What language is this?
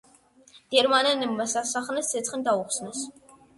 Georgian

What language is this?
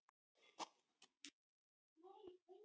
Icelandic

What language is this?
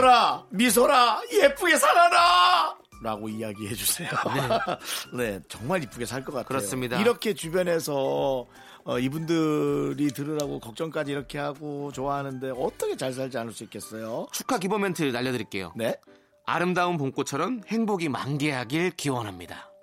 Korean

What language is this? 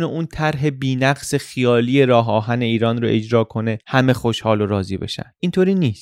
Persian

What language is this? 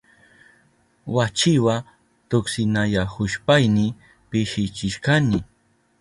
Southern Pastaza Quechua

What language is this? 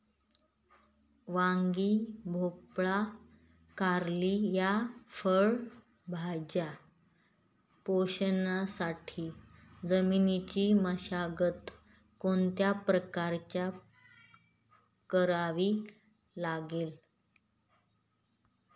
Marathi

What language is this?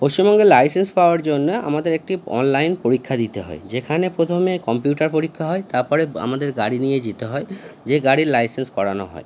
Bangla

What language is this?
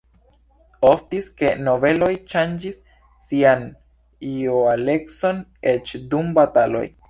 Esperanto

